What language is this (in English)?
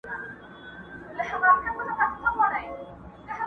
Pashto